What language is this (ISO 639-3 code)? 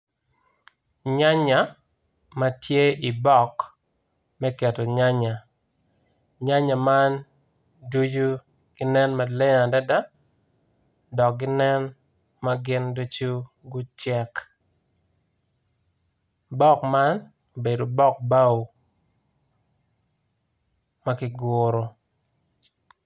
ach